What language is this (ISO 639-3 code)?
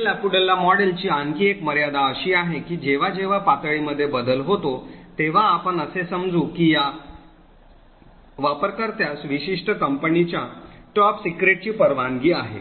mar